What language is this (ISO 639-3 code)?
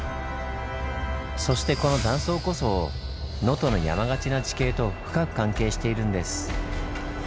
jpn